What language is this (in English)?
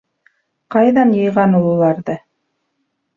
Bashkir